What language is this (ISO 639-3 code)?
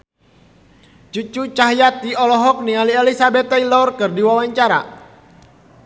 sun